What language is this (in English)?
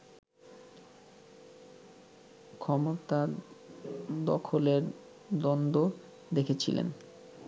Bangla